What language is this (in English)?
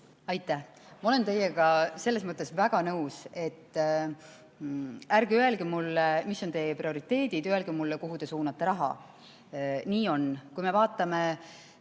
Estonian